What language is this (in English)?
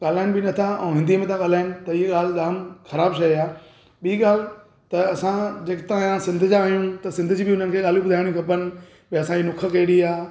Sindhi